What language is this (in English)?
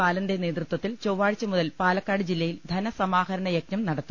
Malayalam